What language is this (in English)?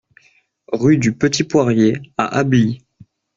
French